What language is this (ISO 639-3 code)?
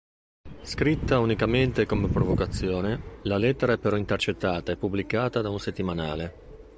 ita